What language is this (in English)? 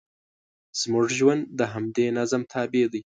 Pashto